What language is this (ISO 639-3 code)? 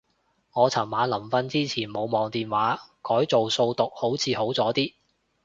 yue